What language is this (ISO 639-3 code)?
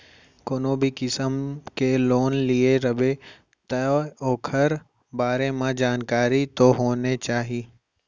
hne